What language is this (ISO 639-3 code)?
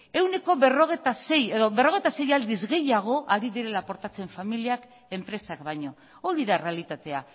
eus